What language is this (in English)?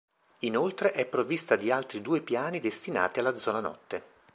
Italian